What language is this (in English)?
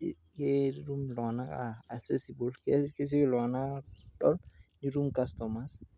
Masai